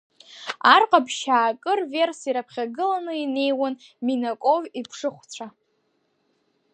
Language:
Abkhazian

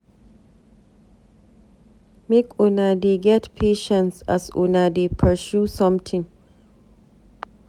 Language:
Nigerian Pidgin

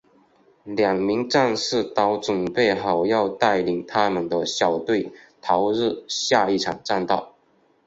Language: Chinese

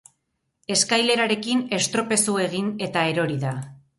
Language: Basque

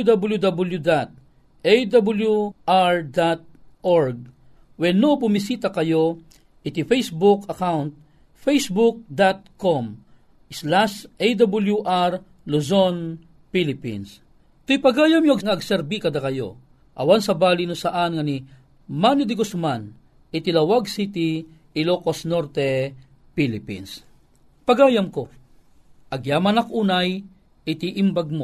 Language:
Filipino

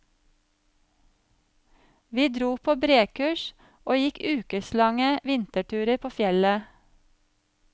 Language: Norwegian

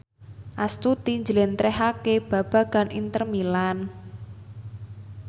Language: Javanese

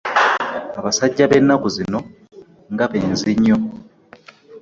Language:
Ganda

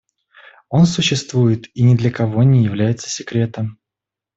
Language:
Russian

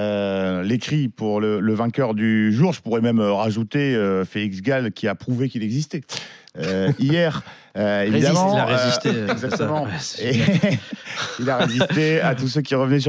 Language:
French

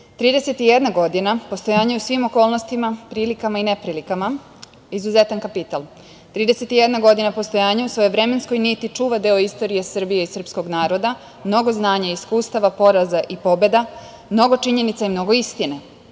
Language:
Serbian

